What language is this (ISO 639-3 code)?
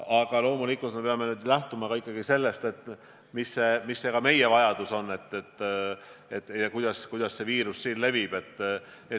est